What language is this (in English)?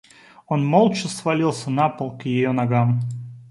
Russian